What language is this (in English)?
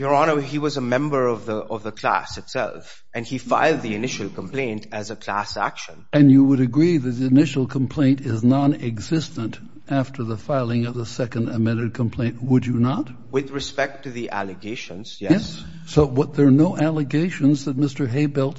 English